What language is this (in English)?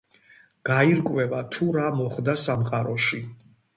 Georgian